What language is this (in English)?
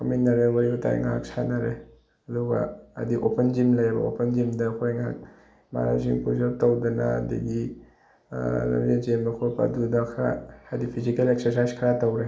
Manipuri